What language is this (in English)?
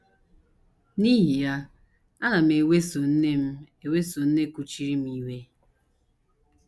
Igbo